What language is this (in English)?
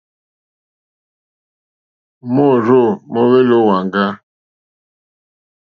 Mokpwe